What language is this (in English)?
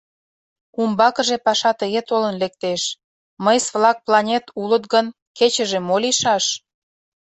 Mari